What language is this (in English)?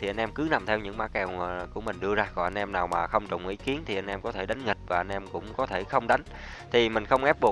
Vietnamese